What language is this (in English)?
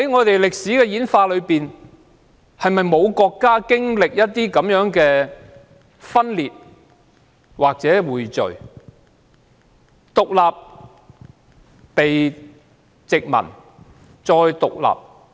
Cantonese